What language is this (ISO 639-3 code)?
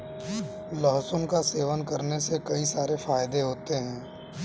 hin